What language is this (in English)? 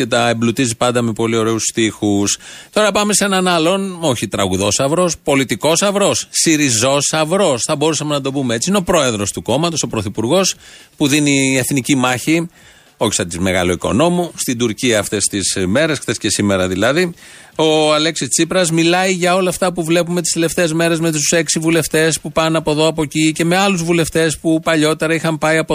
Greek